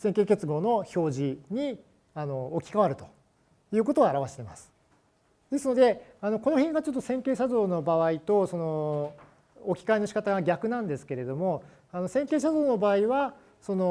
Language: Japanese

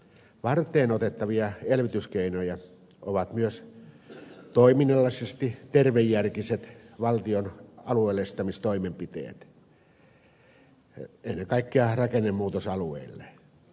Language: Finnish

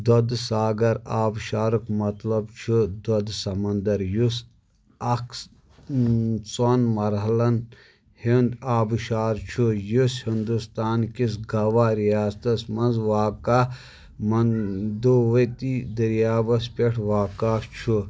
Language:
Kashmiri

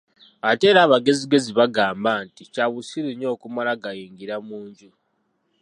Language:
Ganda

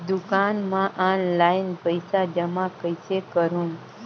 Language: Chhattisgarhi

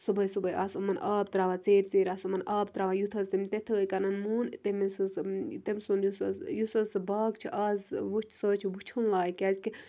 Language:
Kashmiri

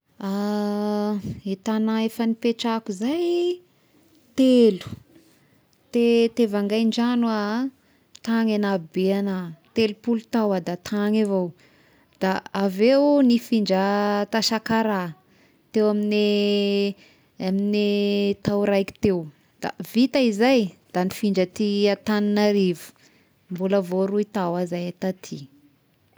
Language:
Tesaka Malagasy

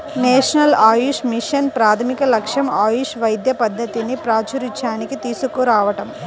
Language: Telugu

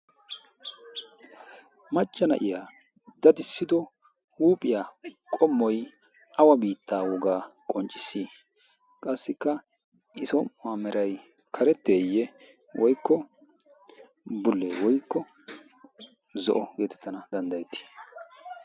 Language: Wolaytta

